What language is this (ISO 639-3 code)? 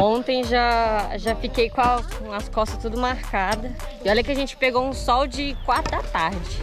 por